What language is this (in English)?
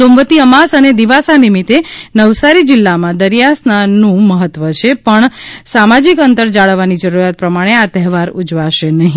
Gujarati